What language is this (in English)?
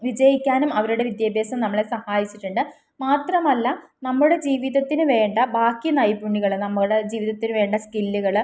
Malayalam